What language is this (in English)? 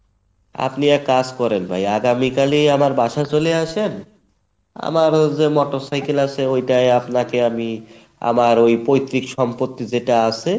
Bangla